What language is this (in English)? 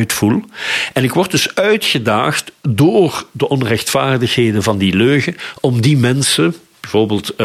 Dutch